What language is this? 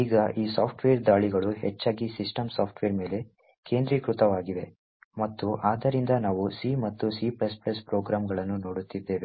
Kannada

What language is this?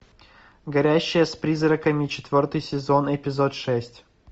Russian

